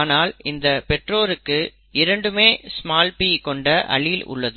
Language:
Tamil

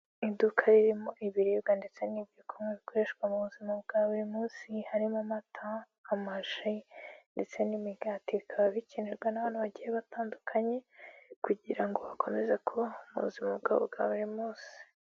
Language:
Kinyarwanda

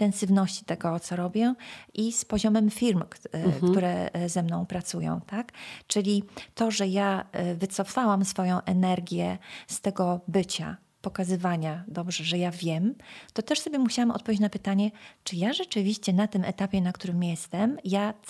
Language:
Polish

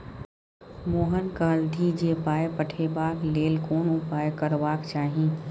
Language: Maithili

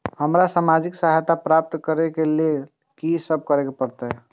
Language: Maithili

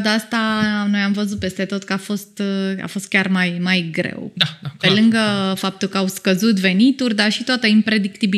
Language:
Romanian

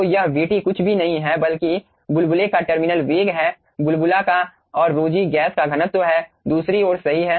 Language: Hindi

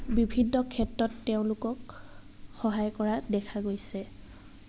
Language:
Assamese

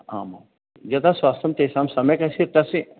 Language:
Sanskrit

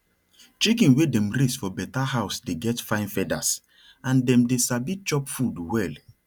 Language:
Nigerian Pidgin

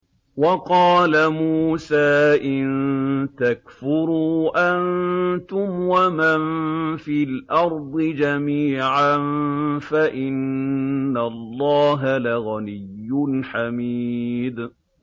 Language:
Arabic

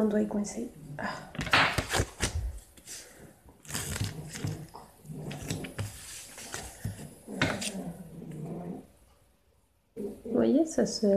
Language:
French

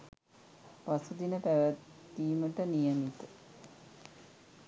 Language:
Sinhala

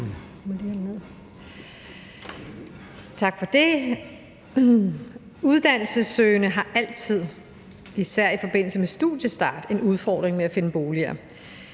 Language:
Danish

